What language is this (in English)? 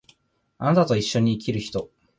Japanese